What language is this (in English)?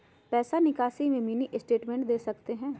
Magahi